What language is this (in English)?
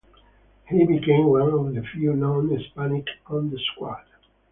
English